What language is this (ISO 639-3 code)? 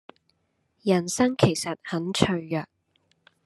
yue